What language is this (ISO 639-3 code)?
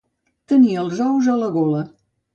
cat